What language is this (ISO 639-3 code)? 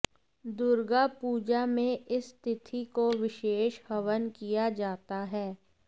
hin